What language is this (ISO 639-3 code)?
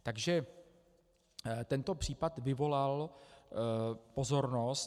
ces